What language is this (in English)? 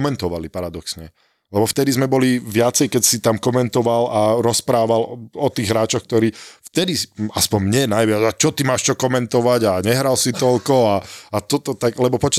Slovak